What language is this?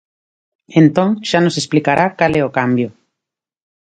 Galician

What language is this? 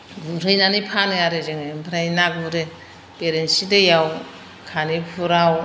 Bodo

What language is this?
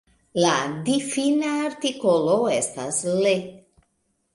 Esperanto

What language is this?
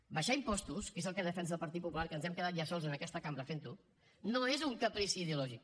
Catalan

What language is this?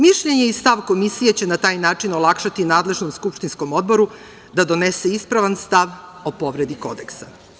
Serbian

